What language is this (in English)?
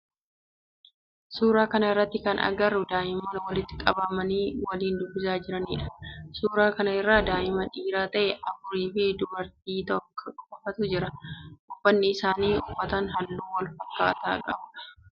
Oromo